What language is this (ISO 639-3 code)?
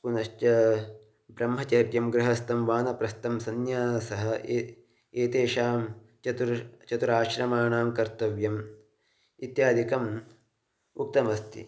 san